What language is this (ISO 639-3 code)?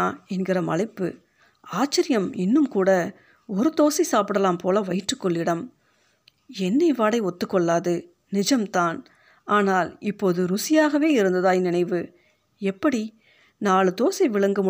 tam